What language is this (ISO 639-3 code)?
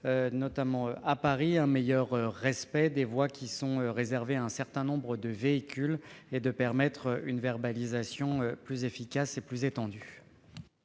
fra